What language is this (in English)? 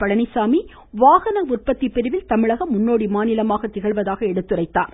Tamil